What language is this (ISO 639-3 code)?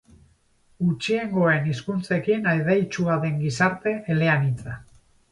eus